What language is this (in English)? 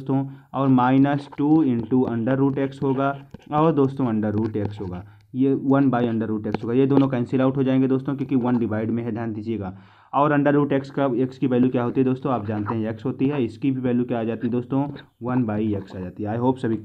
Hindi